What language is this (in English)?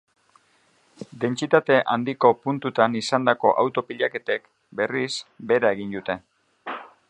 Basque